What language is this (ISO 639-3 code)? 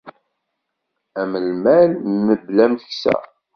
kab